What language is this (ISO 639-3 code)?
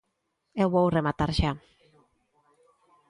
glg